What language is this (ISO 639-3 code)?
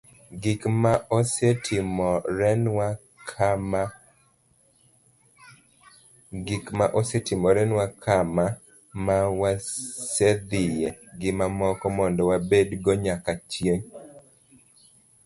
luo